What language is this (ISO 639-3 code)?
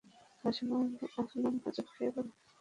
ben